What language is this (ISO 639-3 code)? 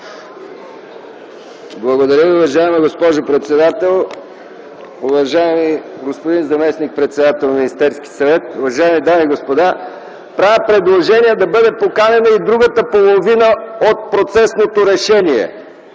bul